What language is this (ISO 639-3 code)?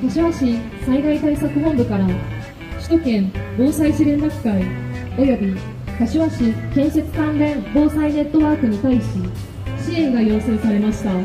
jpn